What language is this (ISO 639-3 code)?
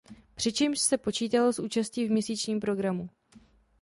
ces